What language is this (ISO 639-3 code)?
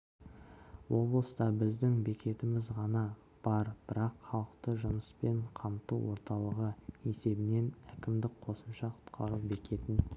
kaz